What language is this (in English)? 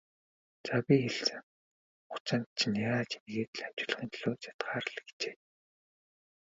Mongolian